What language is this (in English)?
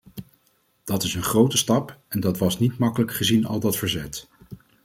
Dutch